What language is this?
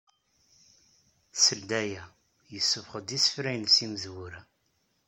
Kabyle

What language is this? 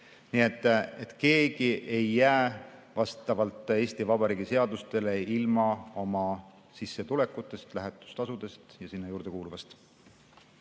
Estonian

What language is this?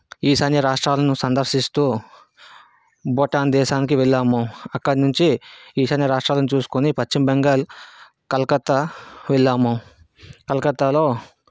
Telugu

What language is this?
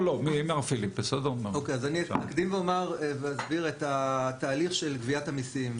Hebrew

